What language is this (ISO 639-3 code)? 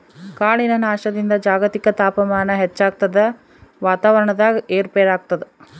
kan